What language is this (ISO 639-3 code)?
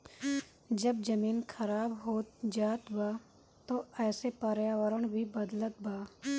bho